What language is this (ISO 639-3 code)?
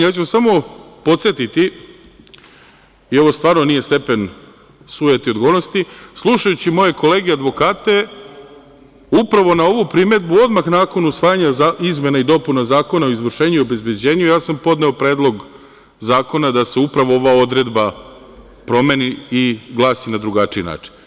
srp